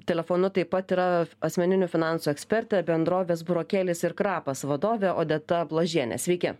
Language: Lithuanian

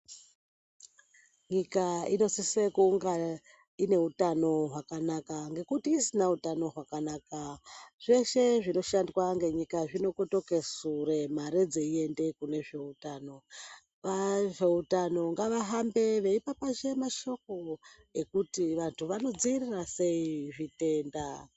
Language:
Ndau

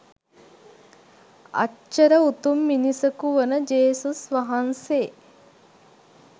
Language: Sinhala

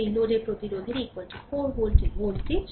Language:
Bangla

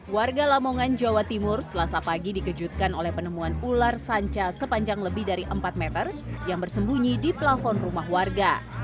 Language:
Indonesian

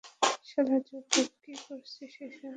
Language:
Bangla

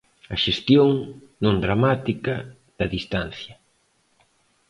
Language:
Galician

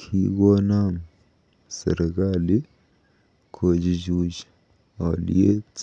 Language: Kalenjin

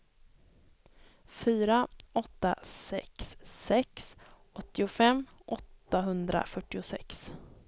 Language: Swedish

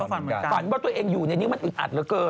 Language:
Thai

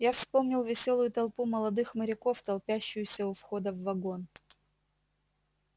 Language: Russian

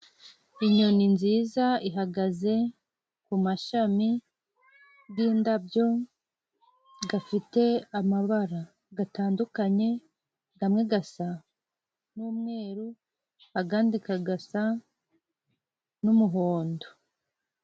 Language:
Kinyarwanda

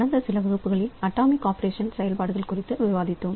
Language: Tamil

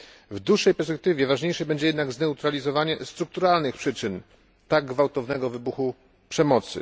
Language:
Polish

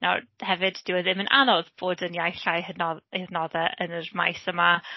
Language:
Welsh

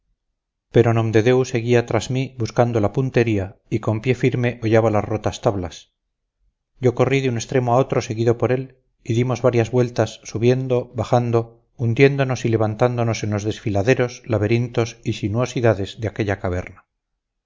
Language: Spanish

